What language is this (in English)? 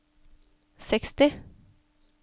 Norwegian